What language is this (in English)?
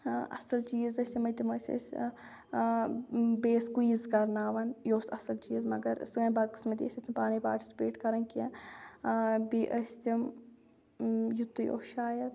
Kashmiri